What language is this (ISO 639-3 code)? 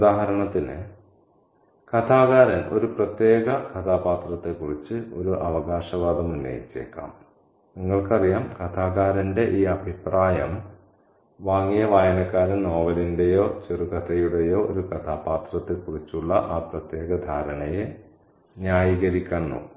mal